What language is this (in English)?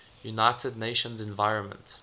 English